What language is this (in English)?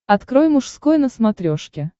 Russian